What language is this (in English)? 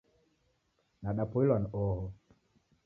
Taita